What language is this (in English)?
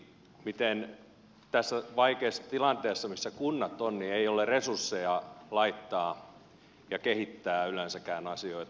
Finnish